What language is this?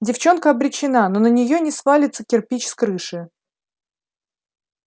Russian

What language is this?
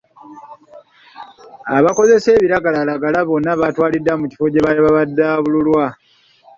Ganda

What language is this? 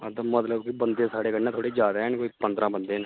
Dogri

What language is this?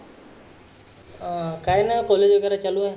Marathi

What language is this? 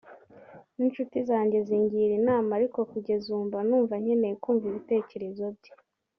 Kinyarwanda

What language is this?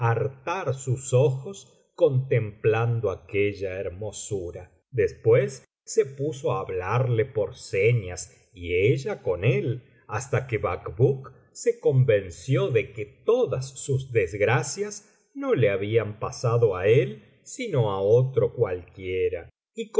Spanish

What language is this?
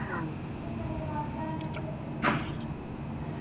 Malayalam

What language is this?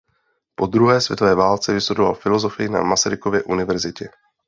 Czech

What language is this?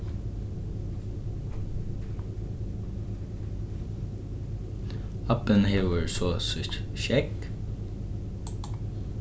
Faroese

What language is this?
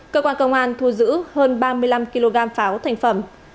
Vietnamese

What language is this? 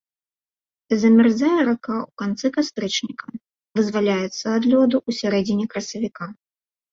Belarusian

